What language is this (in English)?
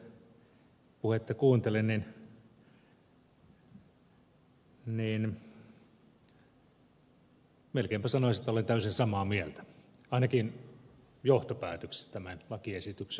Finnish